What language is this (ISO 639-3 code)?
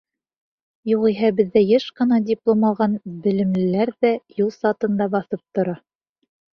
bak